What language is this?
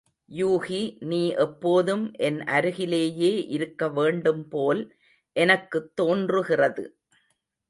Tamil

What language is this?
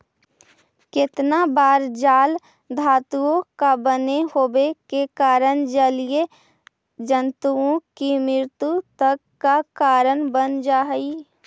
Magahi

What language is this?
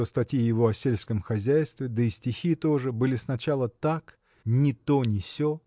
Russian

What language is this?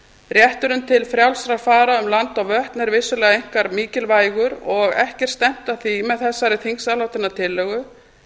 Icelandic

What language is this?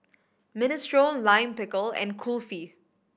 English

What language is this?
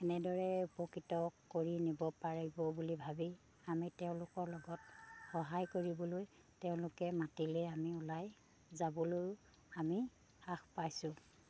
Assamese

